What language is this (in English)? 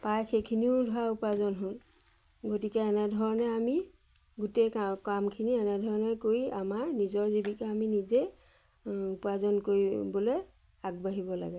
Assamese